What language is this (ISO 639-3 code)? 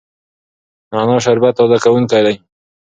pus